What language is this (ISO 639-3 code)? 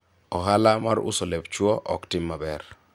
luo